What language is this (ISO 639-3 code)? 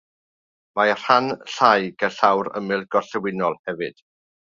cym